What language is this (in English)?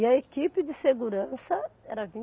Portuguese